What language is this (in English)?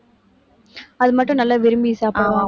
Tamil